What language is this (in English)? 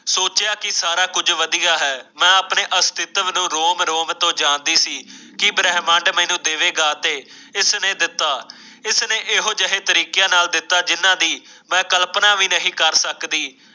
Punjabi